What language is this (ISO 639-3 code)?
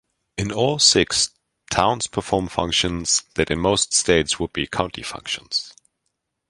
eng